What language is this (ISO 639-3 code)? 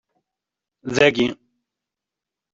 kab